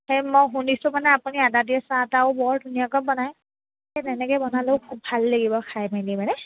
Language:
Assamese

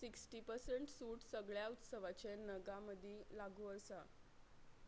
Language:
Konkani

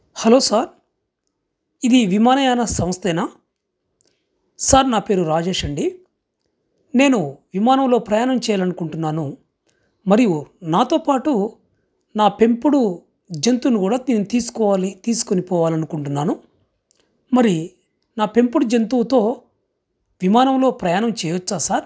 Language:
Telugu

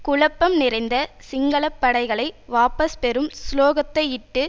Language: Tamil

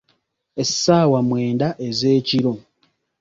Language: Ganda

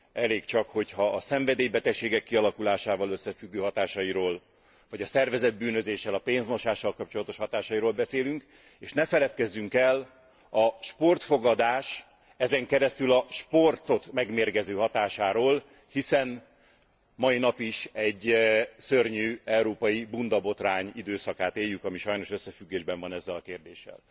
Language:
Hungarian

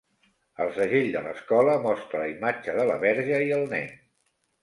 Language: Catalan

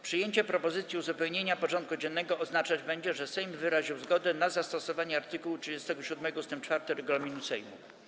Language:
Polish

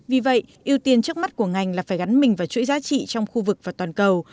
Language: Vietnamese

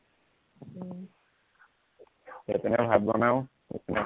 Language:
Assamese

